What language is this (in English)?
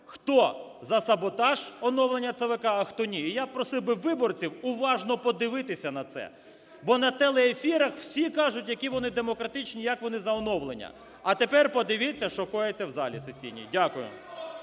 Ukrainian